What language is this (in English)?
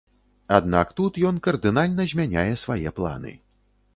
Belarusian